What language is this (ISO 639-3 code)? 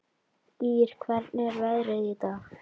isl